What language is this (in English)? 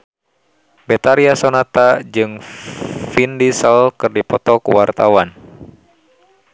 Sundanese